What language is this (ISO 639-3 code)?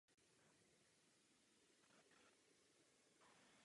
ces